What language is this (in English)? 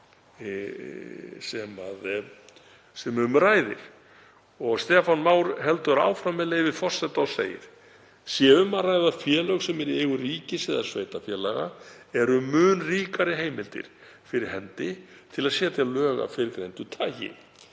Icelandic